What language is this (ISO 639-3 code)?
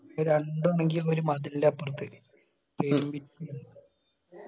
mal